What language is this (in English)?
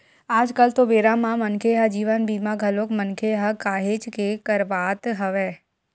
Chhattisgarhi